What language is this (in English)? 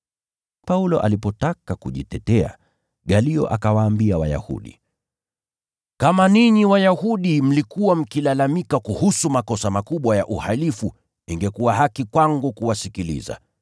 Swahili